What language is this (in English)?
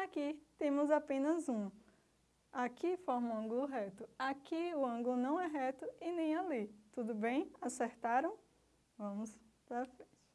Portuguese